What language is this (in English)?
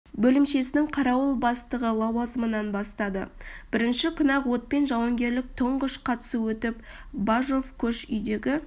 Kazakh